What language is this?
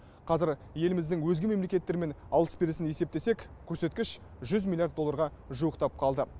Kazakh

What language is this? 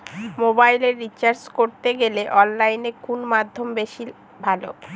Bangla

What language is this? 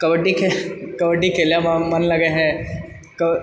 Maithili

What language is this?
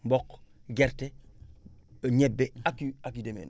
Wolof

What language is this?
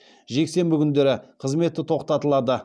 Kazakh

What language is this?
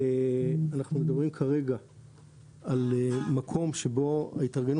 Hebrew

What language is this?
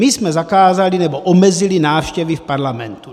Czech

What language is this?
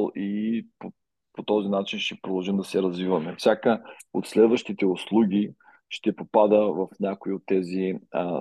Bulgarian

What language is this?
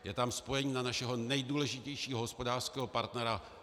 Czech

